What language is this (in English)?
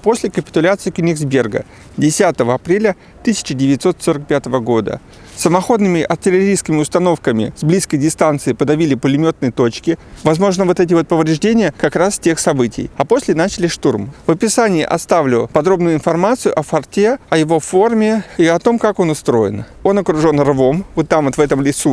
Russian